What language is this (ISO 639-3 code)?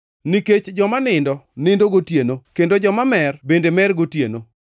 luo